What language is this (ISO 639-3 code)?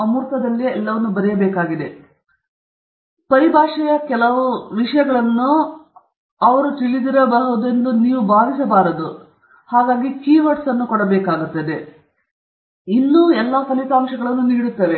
kan